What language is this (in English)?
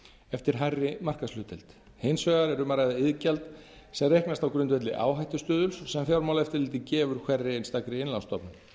Icelandic